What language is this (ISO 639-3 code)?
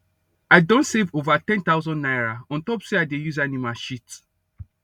pcm